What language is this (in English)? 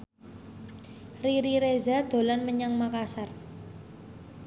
Javanese